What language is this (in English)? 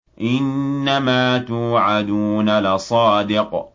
Arabic